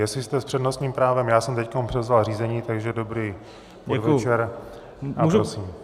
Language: Czech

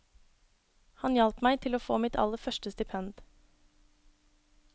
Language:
Norwegian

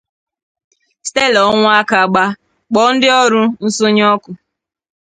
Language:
Igbo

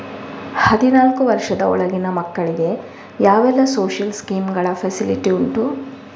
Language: Kannada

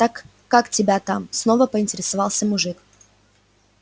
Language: Russian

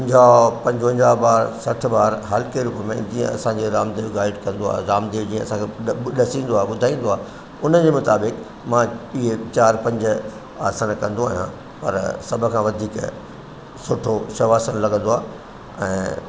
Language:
Sindhi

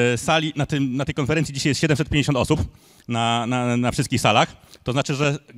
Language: Polish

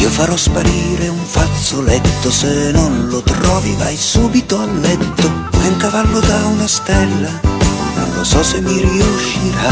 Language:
Italian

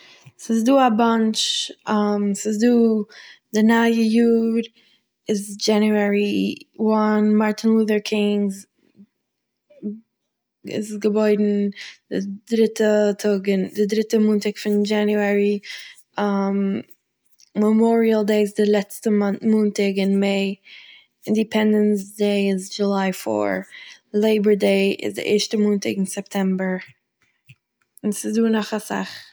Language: Yiddish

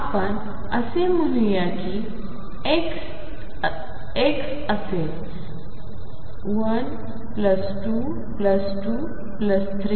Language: Marathi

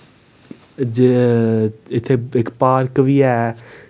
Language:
Dogri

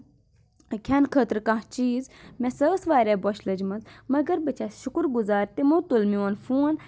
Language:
Kashmiri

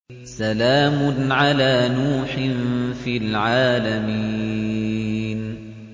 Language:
Arabic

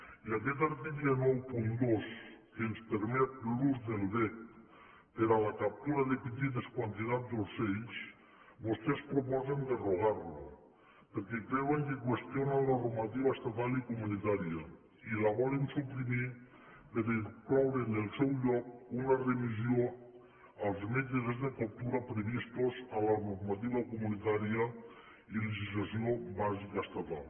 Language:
Catalan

